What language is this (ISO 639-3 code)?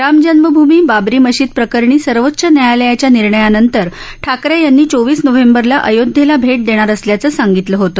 mar